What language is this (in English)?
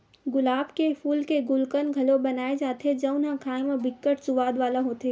Chhattisgarhi